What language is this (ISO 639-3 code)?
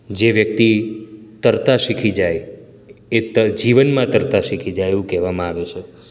guj